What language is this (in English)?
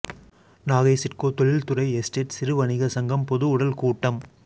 Tamil